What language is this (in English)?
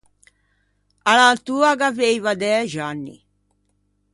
Ligurian